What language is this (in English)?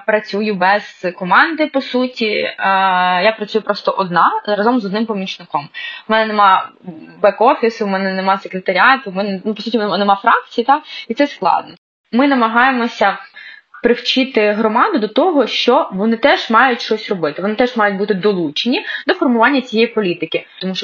Ukrainian